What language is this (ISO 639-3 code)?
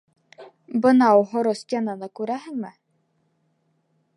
bak